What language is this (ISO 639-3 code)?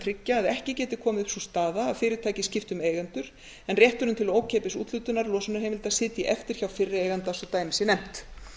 isl